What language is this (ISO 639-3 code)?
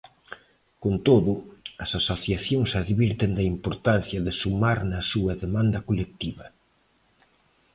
glg